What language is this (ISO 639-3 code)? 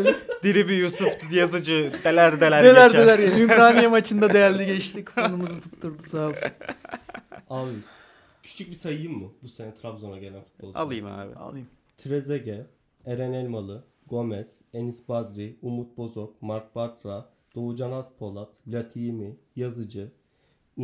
tur